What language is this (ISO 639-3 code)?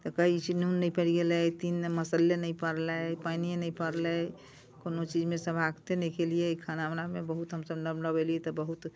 mai